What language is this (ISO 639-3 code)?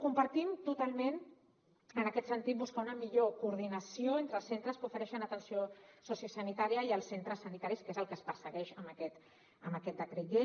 cat